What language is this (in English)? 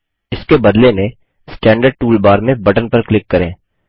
Hindi